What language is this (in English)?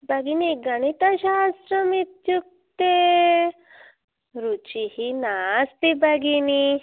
Sanskrit